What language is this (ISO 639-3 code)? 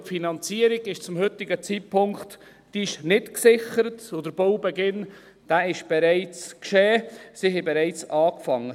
gsw